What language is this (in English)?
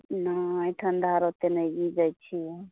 Maithili